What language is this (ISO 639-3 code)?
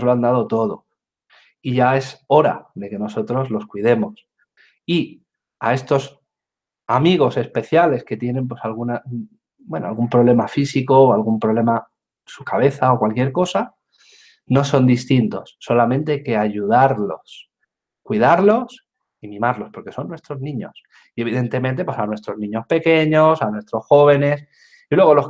spa